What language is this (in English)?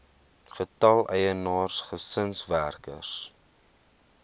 Afrikaans